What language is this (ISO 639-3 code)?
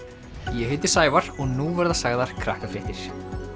isl